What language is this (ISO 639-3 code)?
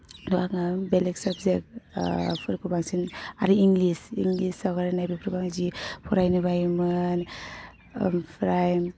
brx